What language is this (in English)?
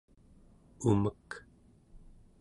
Central Yupik